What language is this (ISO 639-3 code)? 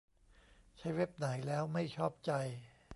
tha